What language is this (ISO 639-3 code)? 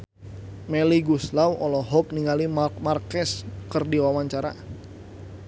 sun